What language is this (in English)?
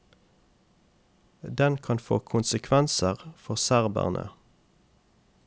Norwegian